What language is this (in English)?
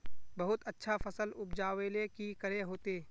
Magahi